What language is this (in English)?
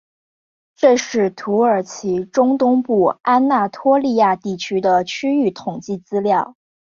Chinese